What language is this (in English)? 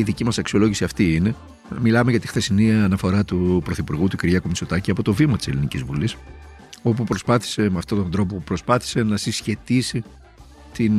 Greek